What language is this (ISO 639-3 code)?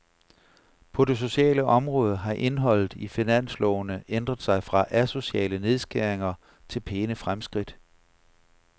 dan